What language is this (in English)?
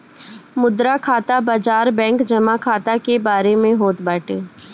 Bhojpuri